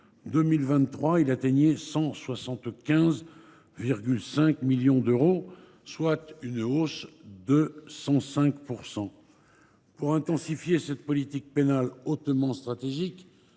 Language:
French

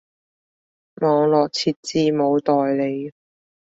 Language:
Cantonese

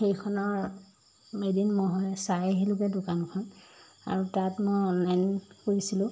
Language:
Assamese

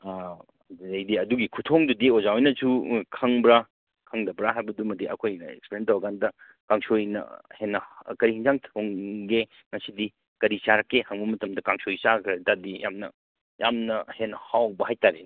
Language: Manipuri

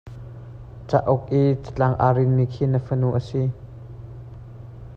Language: Hakha Chin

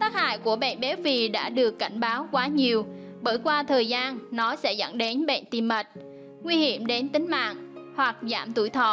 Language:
Vietnamese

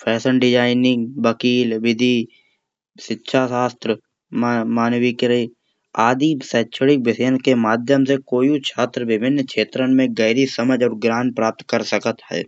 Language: Kanauji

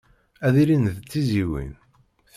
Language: Kabyle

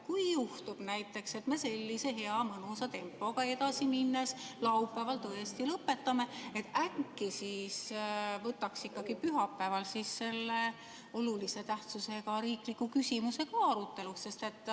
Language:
Estonian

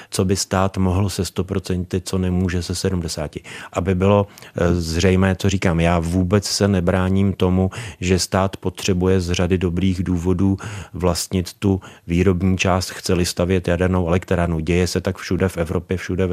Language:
Czech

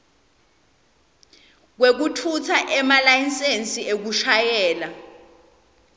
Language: Swati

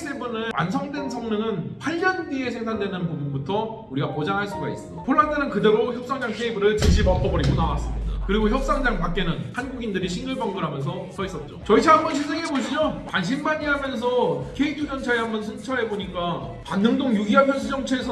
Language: Korean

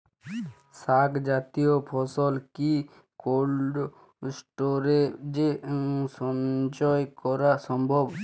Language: Bangla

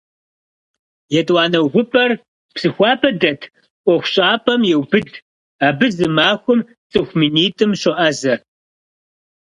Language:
Kabardian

